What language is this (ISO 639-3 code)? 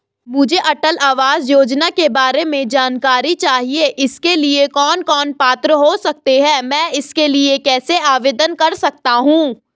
hin